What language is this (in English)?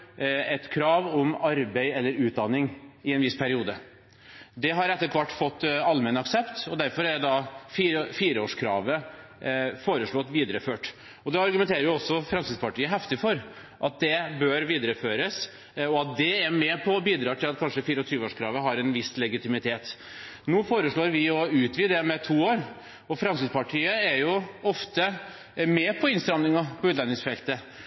Norwegian Bokmål